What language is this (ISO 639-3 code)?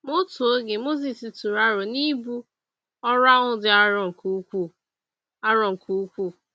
ibo